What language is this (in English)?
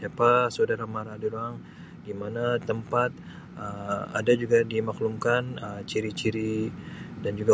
Sabah Malay